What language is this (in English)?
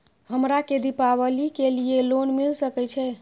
Maithili